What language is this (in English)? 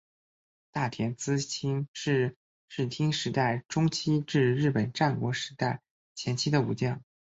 Chinese